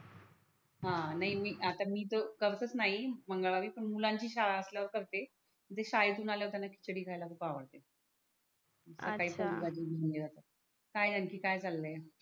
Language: Marathi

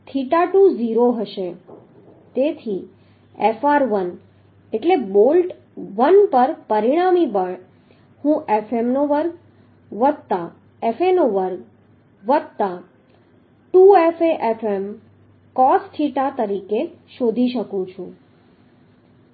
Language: Gujarati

